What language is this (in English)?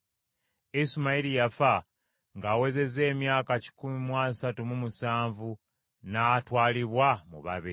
Ganda